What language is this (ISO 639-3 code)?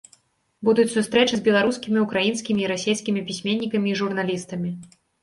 bel